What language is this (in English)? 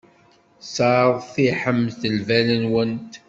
Kabyle